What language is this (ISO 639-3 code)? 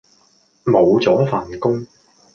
yue